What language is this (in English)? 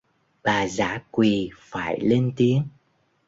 Vietnamese